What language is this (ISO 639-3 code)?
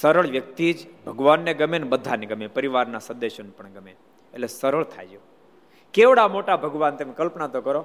guj